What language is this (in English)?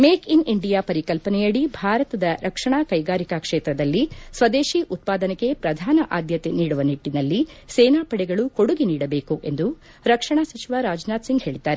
Kannada